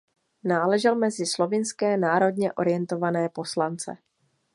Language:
Czech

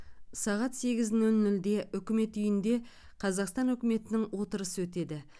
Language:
Kazakh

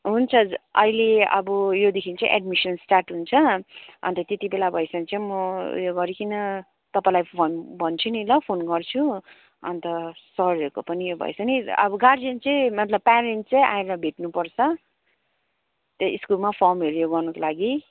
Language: Nepali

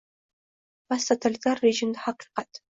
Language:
Uzbek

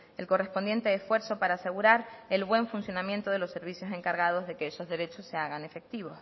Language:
Spanish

